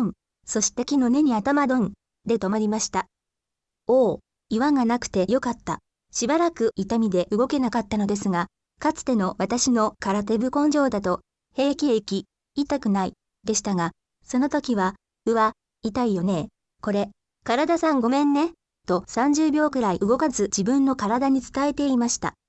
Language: Japanese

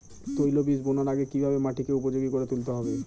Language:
Bangla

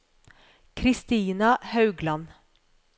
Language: Norwegian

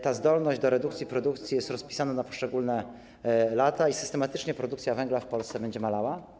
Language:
Polish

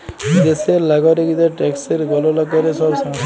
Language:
Bangla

